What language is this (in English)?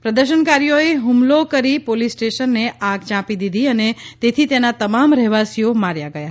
Gujarati